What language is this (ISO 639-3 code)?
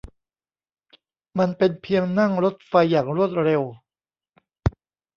tha